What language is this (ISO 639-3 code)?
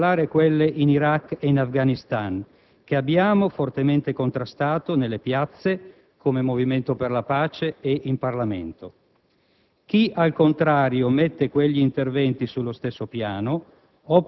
ita